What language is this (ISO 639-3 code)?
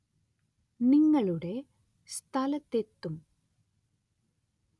mal